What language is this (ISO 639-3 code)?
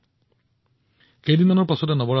asm